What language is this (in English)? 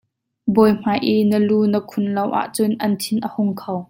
Hakha Chin